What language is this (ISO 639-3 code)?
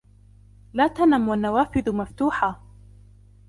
ara